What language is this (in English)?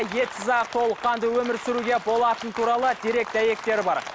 Kazakh